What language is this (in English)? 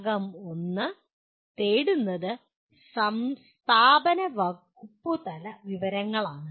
Malayalam